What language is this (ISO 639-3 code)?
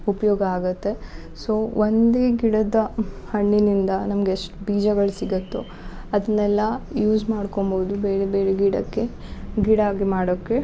kan